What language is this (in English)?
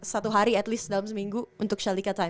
Indonesian